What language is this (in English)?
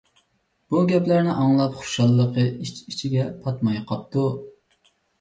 Uyghur